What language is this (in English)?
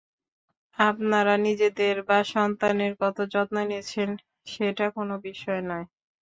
Bangla